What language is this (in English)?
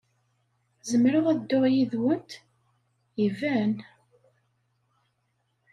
Kabyle